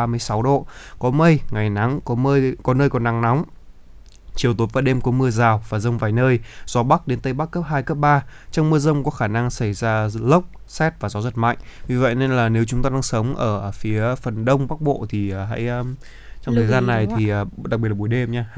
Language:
Vietnamese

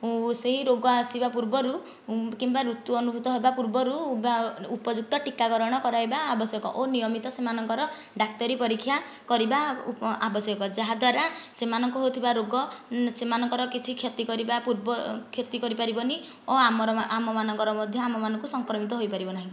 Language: Odia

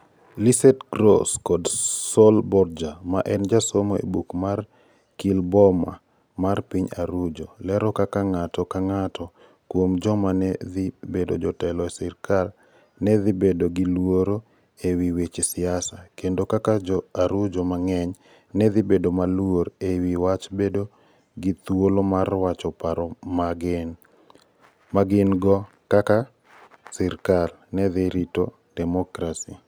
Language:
Luo (Kenya and Tanzania)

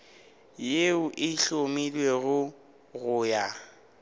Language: Northern Sotho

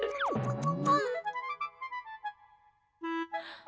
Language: Indonesian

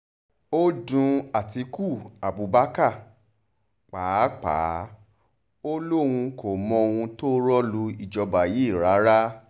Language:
Yoruba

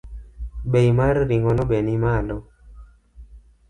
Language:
Luo (Kenya and Tanzania)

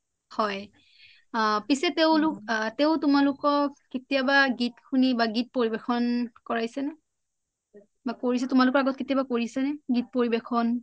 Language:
Assamese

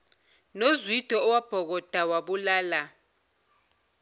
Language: Zulu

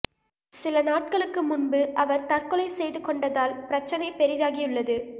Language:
Tamil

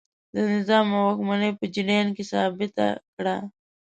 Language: Pashto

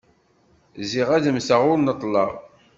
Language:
Kabyle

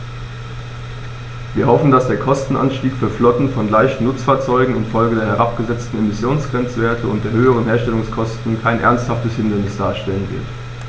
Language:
German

